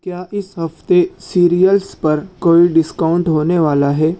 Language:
Urdu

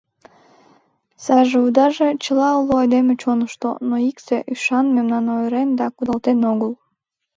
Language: Mari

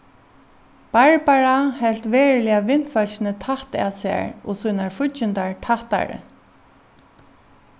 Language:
Faroese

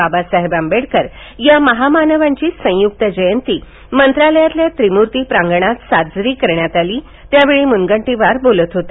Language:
Marathi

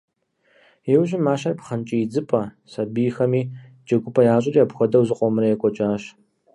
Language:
Kabardian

